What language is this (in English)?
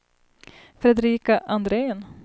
Swedish